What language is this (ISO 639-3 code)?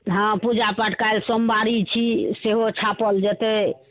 mai